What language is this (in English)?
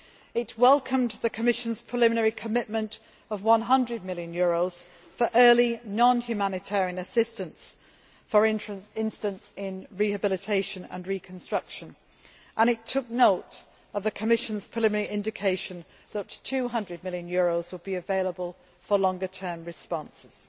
English